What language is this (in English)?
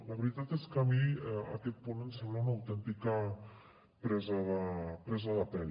Catalan